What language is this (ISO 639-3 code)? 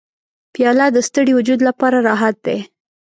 pus